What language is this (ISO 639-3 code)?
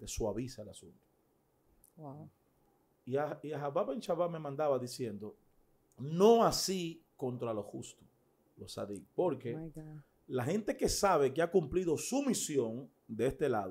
spa